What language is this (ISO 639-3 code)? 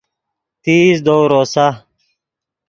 ydg